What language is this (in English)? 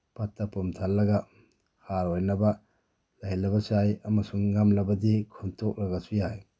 Manipuri